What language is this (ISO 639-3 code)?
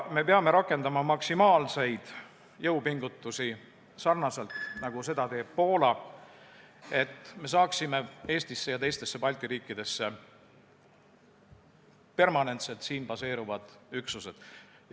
est